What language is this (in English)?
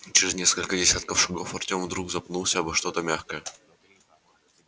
Russian